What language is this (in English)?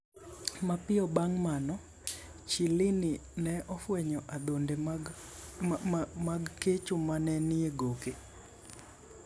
Luo (Kenya and Tanzania)